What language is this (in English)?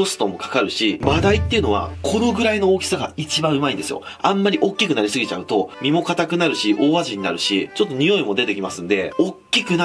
Japanese